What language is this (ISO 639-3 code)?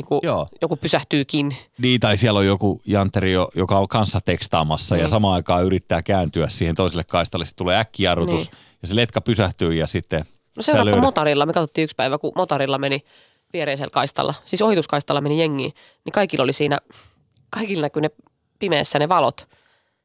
fin